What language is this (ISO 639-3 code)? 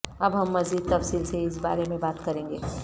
urd